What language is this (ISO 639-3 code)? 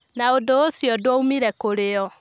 kik